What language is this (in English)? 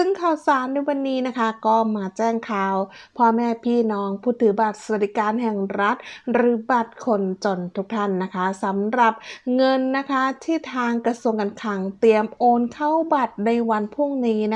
Thai